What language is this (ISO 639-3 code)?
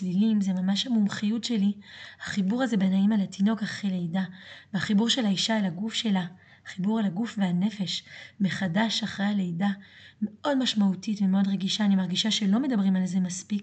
heb